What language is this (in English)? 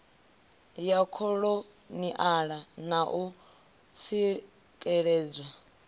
Venda